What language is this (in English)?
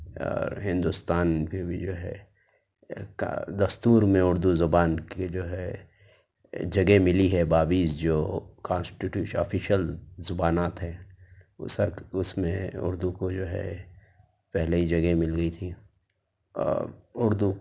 Urdu